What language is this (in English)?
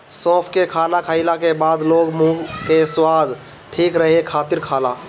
Bhojpuri